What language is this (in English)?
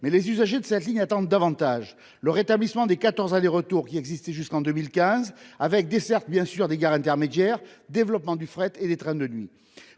French